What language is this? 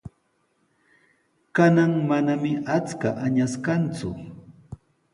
Sihuas Ancash Quechua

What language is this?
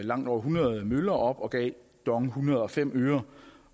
Danish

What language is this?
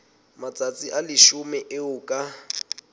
Southern Sotho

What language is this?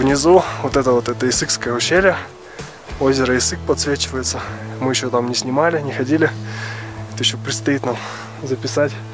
Russian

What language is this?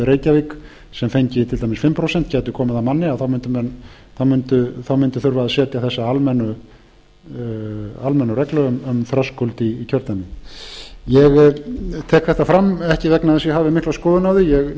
Icelandic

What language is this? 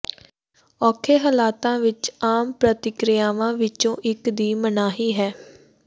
Punjabi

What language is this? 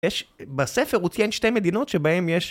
Hebrew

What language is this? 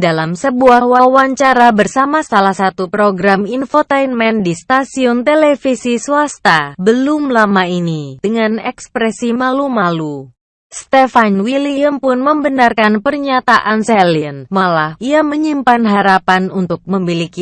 Indonesian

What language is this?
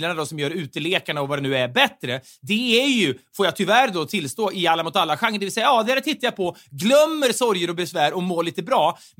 Swedish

